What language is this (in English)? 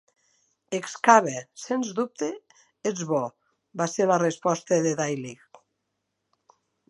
Catalan